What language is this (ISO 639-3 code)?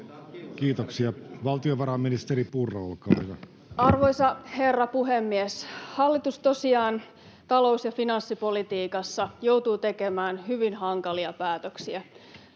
fin